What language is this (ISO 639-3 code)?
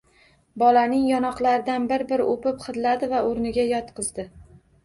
uzb